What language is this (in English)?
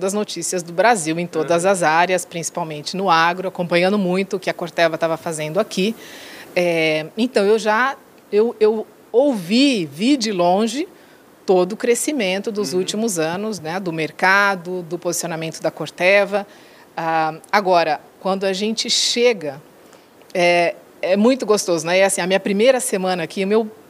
Portuguese